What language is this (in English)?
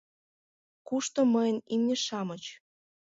Mari